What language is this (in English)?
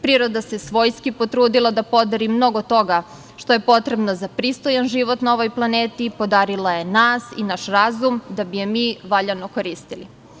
Serbian